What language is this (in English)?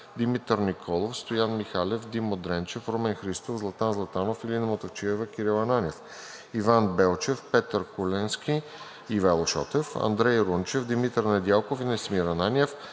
Bulgarian